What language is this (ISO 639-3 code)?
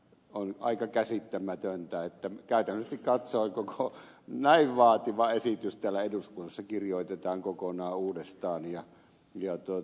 fin